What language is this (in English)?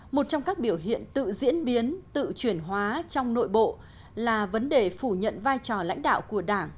Vietnamese